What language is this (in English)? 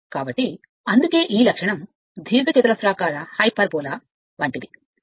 Telugu